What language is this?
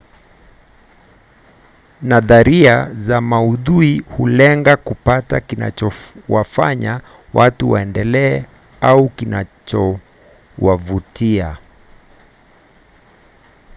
Swahili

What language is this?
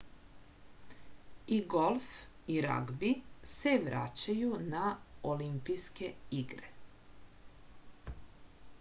Serbian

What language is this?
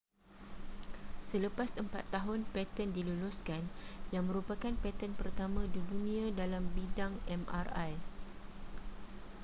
Malay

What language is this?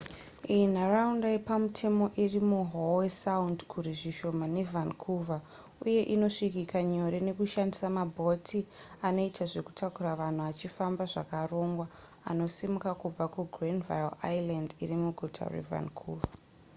Shona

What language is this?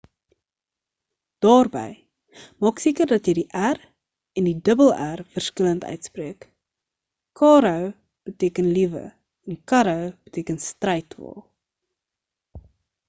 Afrikaans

